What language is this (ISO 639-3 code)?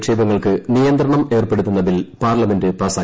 mal